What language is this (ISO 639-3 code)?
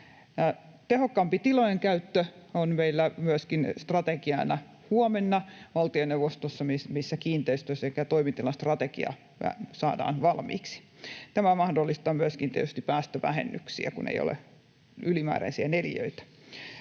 fin